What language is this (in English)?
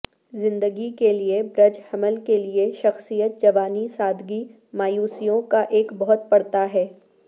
Urdu